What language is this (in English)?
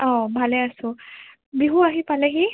Assamese